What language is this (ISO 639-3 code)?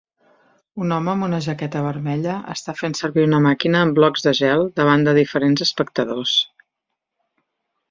cat